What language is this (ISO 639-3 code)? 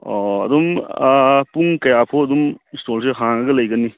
mni